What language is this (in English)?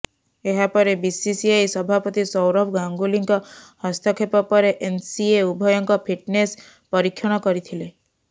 Odia